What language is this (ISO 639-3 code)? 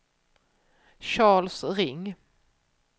swe